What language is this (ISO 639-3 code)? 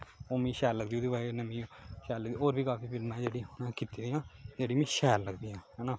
doi